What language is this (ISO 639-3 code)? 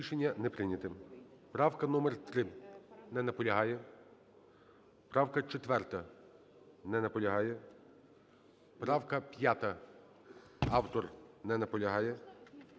ukr